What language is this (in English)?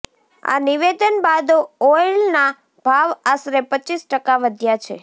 Gujarati